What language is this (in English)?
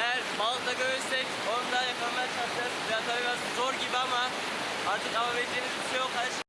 Turkish